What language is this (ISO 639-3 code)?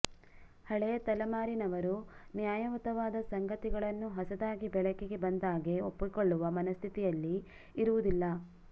kan